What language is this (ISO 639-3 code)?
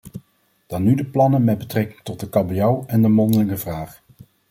nld